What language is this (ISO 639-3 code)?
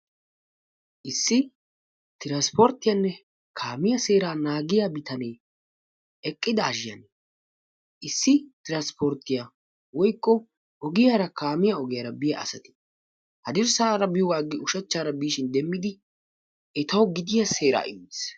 wal